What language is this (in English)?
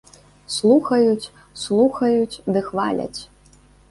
Belarusian